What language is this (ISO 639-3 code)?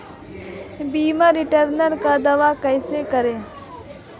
hin